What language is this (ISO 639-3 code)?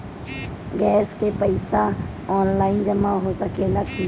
bho